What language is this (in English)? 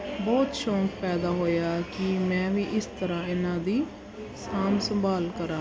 Punjabi